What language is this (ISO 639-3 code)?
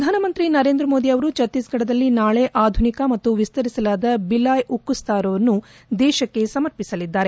kan